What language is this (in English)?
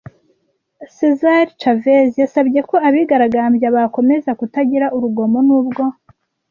Kinyarwanda